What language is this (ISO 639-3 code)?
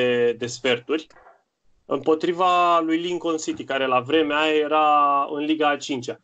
ron